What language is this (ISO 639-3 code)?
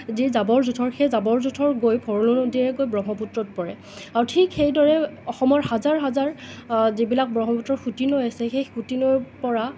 asm